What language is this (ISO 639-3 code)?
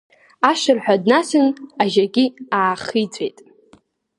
abk